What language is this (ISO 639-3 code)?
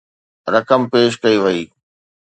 snd